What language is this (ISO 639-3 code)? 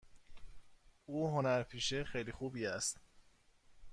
fas